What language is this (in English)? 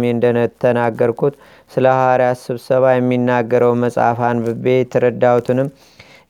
Amharic